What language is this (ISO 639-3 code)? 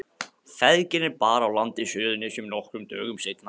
isl